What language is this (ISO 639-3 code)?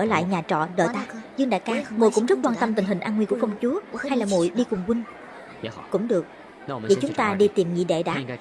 vie